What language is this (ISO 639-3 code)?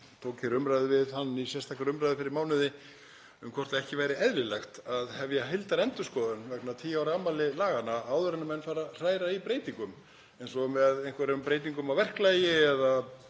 isl